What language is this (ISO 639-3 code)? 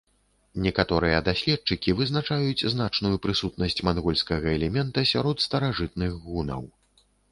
bel